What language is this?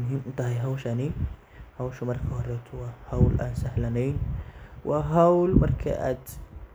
Somali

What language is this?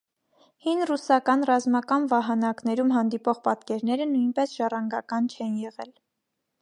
Armenian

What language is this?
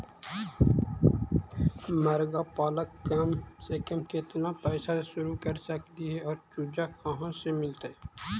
Magahi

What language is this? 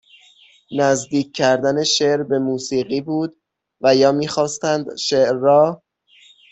Persian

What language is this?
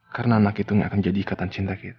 Indonesian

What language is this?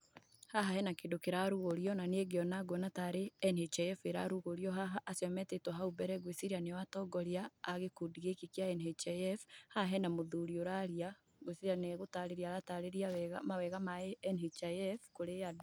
Kikuyu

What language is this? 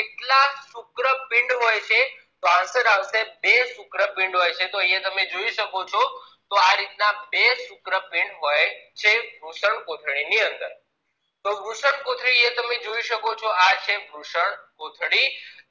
Gujarati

